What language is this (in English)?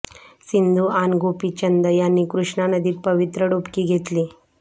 Marathi